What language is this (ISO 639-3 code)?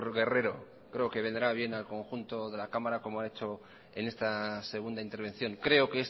spa